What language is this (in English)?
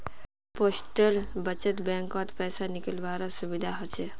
Magahi